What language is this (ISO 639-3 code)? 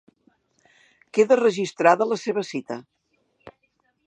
cat